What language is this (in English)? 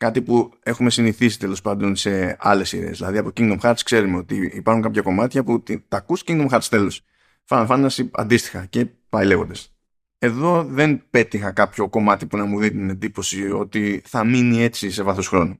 Greek